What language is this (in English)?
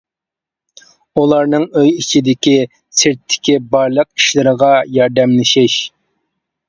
Uyghur